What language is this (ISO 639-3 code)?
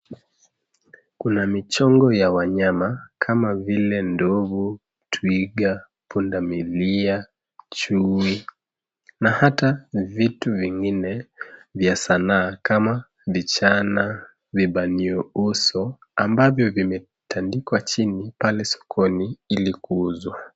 swa